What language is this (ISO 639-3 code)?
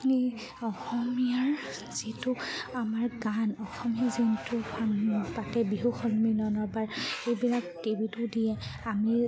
asm